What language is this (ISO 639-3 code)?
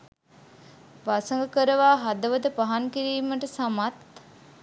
sin